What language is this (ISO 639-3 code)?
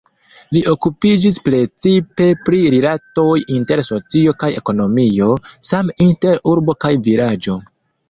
epo